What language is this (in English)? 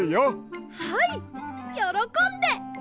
Japanese